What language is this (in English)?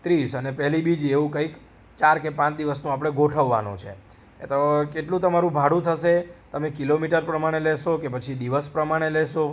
Gujarati